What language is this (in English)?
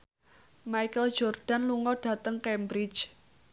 Javanese